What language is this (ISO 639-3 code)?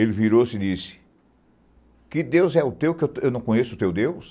por